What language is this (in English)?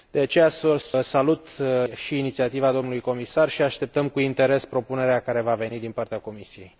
Romanian